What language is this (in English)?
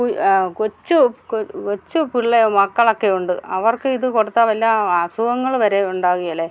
Malayalam